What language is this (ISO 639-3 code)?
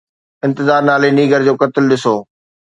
snd